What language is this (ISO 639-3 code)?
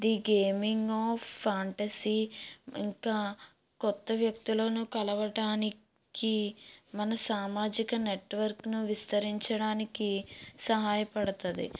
tel